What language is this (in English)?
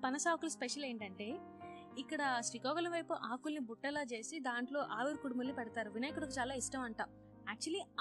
Telugu